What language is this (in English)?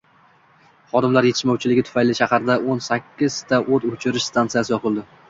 Uzbek